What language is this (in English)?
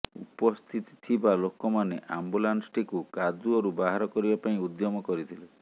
Odia